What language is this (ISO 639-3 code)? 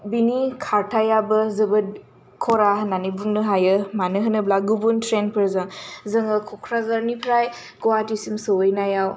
brx